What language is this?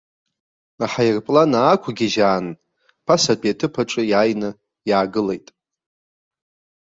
Abkhazian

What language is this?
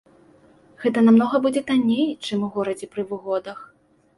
Belarusian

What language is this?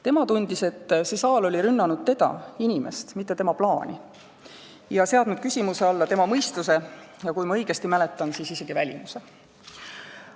Estonian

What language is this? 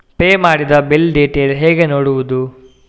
Kannada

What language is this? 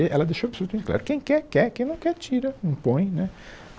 Portuguese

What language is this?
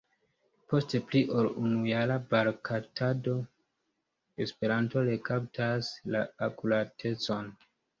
Esperanto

